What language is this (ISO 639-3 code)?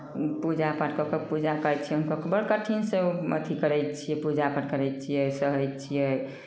mai